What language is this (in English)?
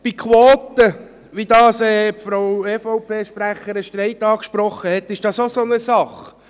Swiss German